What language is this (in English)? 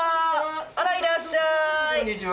Japanese